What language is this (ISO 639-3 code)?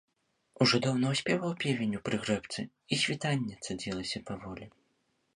bel